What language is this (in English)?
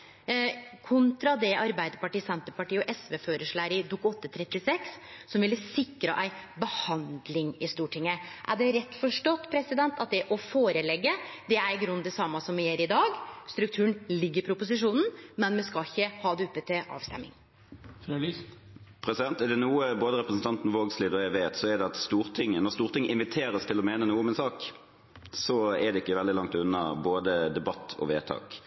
Norwegian